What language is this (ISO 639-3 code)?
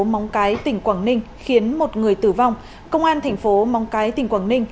vie